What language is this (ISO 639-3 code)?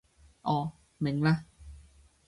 yue